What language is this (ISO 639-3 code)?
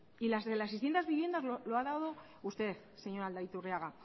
spa